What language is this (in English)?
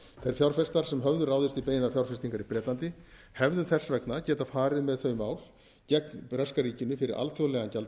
Icelandic